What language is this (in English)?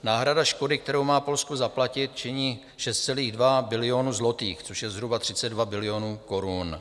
Czech